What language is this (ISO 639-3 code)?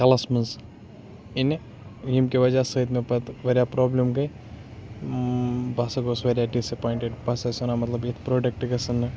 kas